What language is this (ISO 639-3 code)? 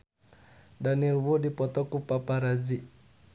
sun